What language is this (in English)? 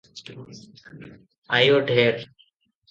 Odia